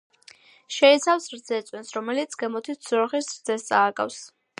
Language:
Georgian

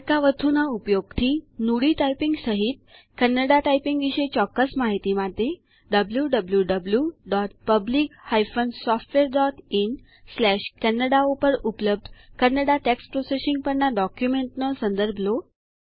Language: Gujarati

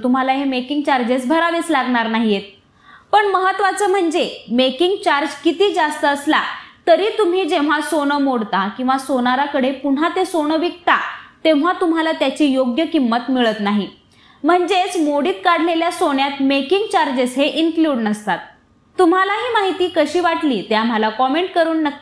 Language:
Marathi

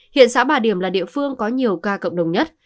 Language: Vietnamese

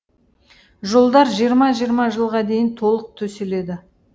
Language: Kazakh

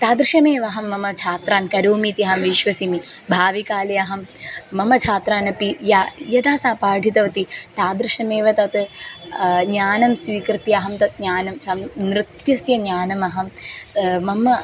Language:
Sanskrit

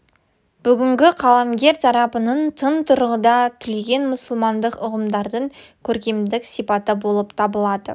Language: Kazakh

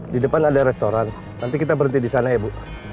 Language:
Indonesian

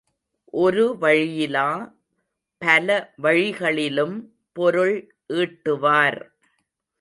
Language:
Tamil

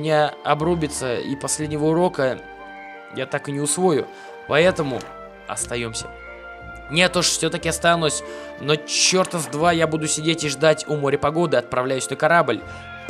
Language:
Russian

